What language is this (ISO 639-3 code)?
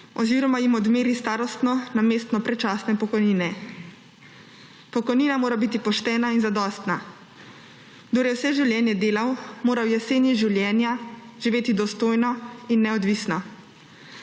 slv